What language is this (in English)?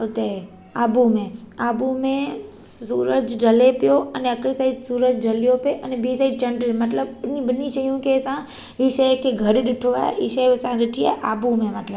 Sindhi